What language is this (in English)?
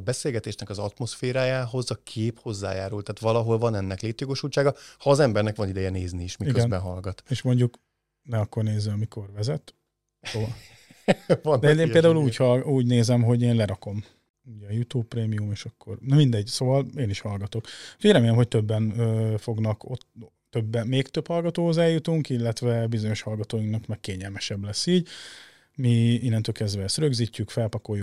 Hungarian